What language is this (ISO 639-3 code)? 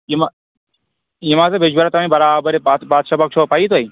kas